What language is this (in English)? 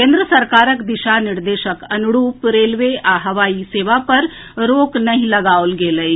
Maithili